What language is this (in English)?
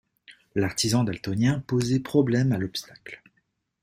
French